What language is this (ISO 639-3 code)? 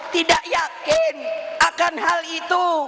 ind